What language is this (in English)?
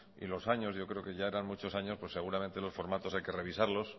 Spanish